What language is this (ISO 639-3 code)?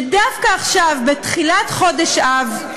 heb